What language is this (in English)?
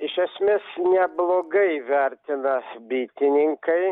Lithuanian